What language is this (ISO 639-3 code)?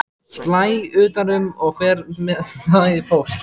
isl